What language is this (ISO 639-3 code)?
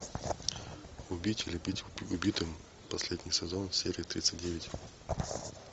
rus